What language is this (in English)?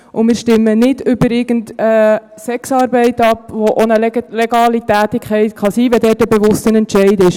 Swiss German